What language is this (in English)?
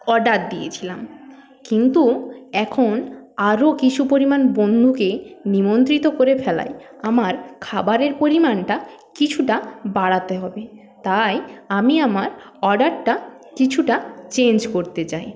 Bangla